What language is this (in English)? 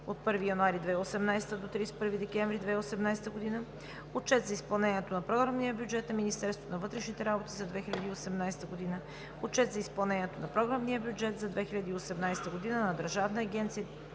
Bulgarian